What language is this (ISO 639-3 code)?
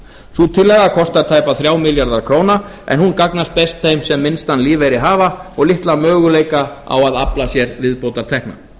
isl